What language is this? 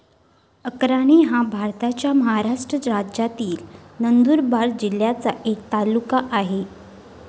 Marathi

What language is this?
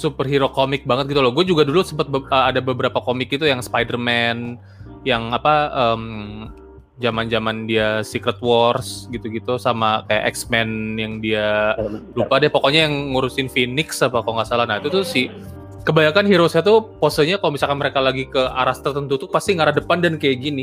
Indonesian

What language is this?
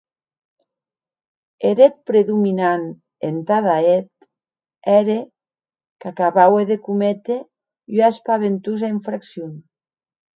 Occitan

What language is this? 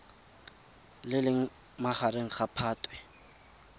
Tswana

